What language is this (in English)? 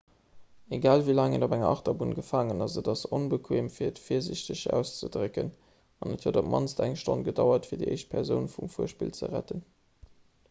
Luxembourgish